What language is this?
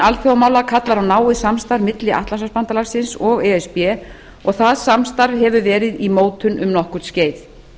Icelandic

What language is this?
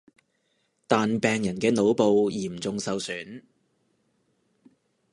Cantonese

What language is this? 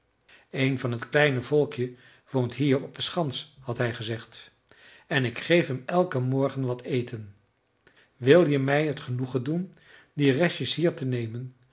Dutch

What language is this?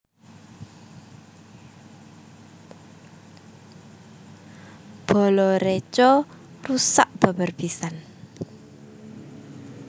Javanese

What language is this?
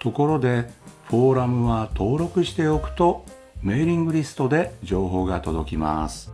Japanese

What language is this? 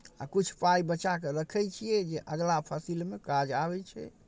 Maithili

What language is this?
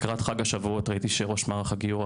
Hebrew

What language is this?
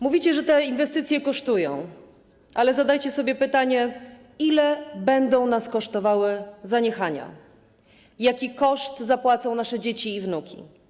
Polish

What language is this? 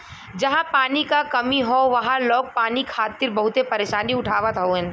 Bhojpuri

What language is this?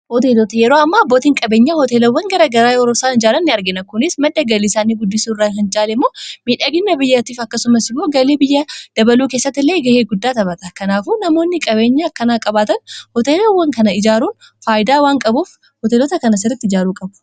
Oromo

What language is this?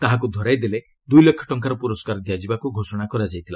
Odia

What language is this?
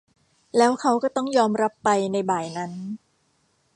Thai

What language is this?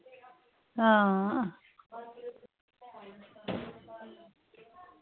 Dogri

